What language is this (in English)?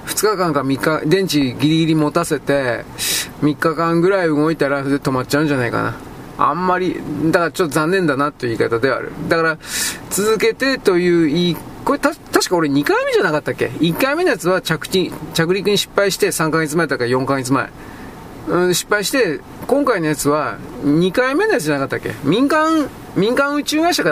Japanese